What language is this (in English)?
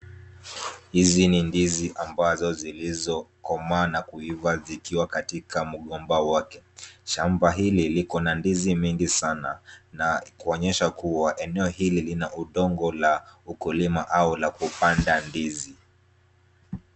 Swahili